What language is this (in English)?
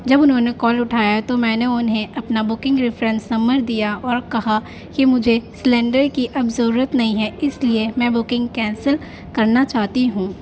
Urdu